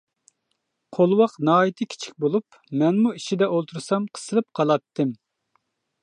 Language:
Uyghur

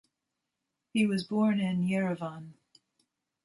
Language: English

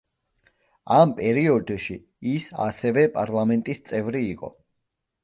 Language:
Georgian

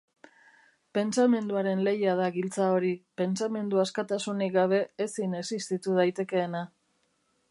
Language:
Basque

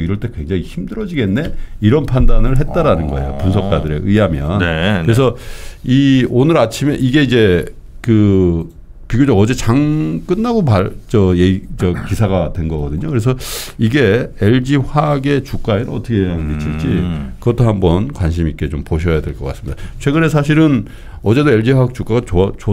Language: Korean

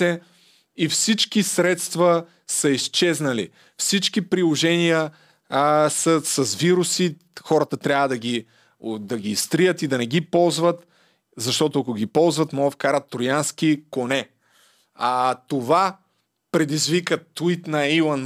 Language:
Bulgarian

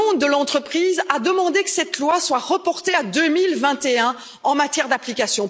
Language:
French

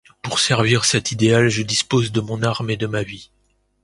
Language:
French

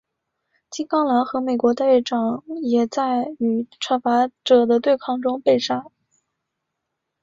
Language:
Chinese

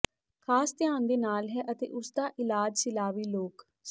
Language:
Punjabi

